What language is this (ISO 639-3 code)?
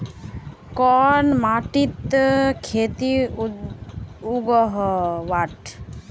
mag